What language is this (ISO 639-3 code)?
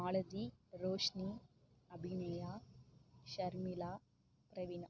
tam